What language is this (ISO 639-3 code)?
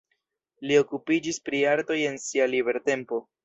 epo